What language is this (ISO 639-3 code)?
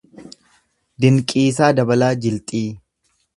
orm